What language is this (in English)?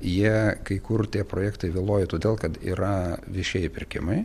Lithuanian